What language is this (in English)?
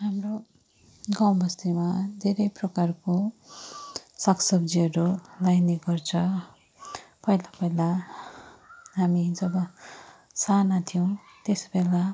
Nepali